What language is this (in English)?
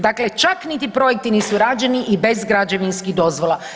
Croatian